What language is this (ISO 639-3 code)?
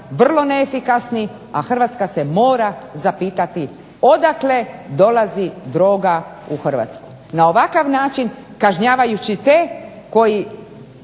hrv